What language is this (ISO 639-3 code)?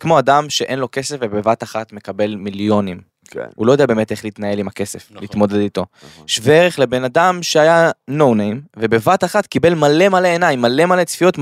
heb